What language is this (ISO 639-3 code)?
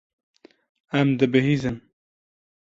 kur